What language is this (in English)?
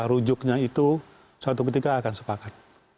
Indonesian